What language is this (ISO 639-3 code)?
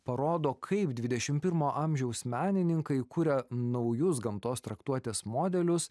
lit